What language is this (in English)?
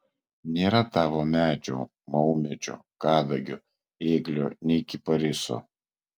Lithuanian